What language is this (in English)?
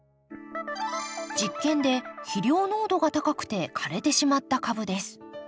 Japanese